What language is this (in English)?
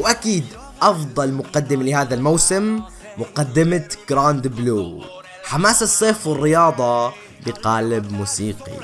Arabic